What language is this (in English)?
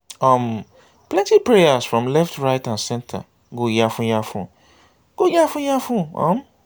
Nigerian Pidgin